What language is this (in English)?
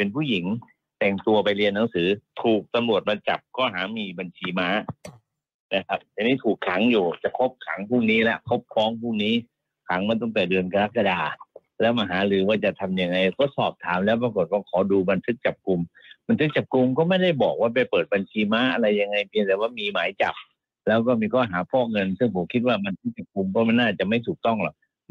Thai